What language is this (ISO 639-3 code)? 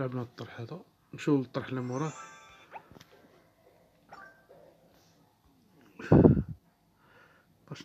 ara